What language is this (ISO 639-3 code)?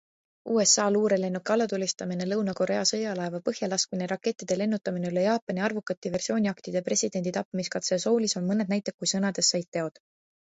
est